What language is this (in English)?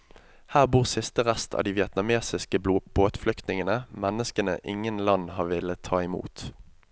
Norwegian